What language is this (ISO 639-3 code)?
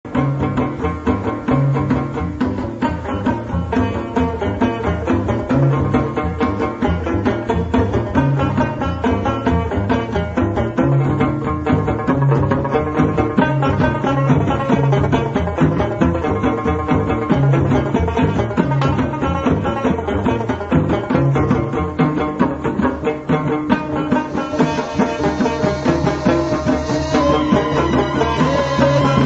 ara